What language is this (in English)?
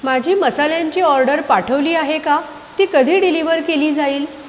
Marathi